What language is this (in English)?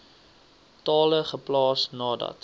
Afrikaans